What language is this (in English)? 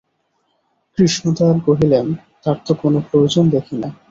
Bangla